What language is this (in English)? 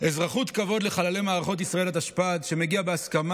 Hebrew